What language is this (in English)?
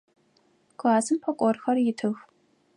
Adyghe